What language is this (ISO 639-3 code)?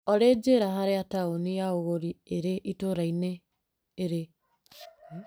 kik